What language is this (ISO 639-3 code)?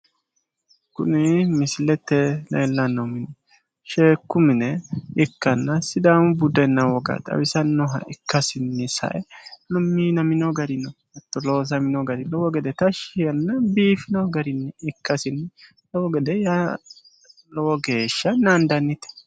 sid